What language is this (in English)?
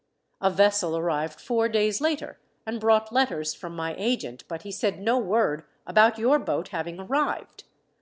English